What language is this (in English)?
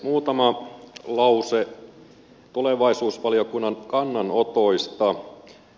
Finnish